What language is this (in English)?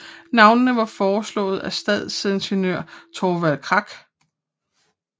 Danish